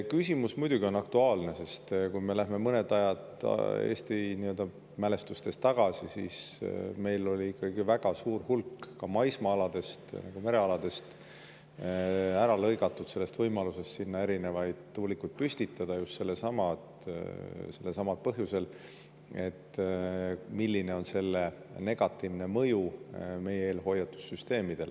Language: Estonian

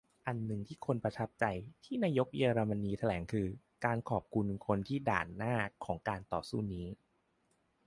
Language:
Thai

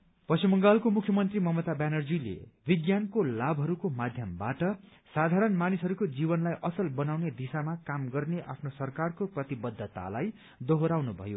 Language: Nepali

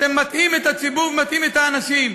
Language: Hebrew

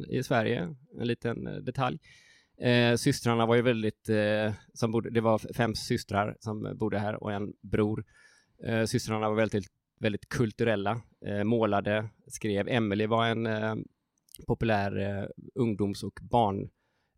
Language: Swedish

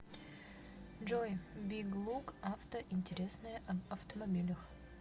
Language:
Russian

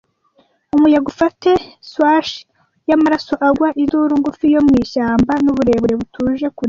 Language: Kinyarwanda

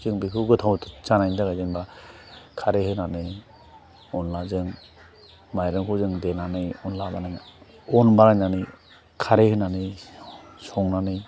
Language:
Bodo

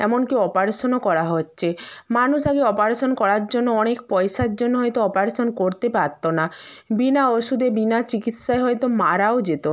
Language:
Bangla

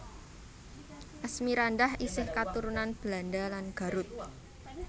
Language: Javanese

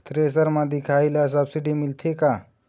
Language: Chhattisgarhi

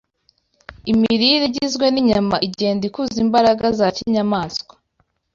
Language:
Kinyarwanda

